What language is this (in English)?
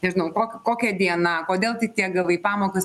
Lithuanian